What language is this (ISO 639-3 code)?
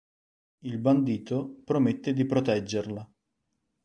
ita